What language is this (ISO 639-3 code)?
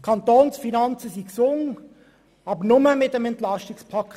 gsw